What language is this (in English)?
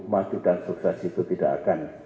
Indonesian